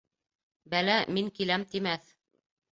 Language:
Bashkir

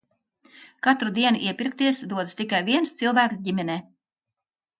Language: Latvian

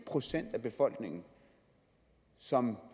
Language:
Danish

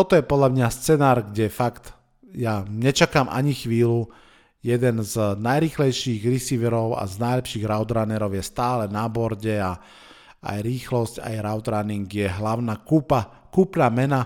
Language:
Slovak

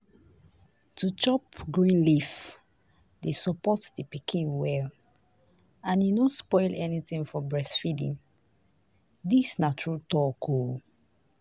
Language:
Nigerian Pidgin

